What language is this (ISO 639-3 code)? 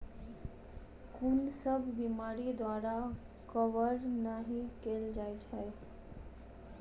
mai